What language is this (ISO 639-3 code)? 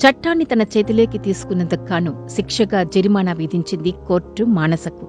tel